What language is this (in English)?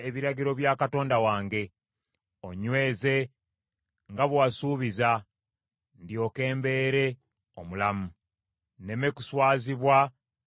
Ganda